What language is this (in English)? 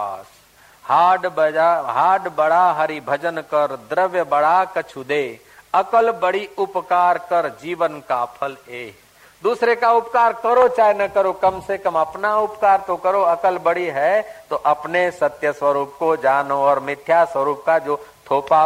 Hindi